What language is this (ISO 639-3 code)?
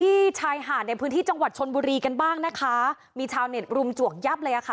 tha